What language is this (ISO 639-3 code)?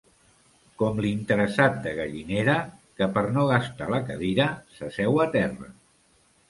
cat